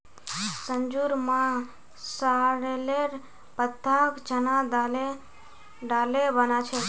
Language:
Magahi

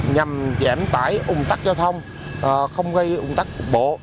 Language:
Vietnamese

